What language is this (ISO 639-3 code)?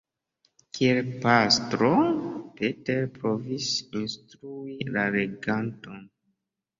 epo